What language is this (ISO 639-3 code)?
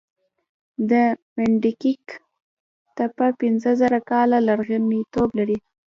pus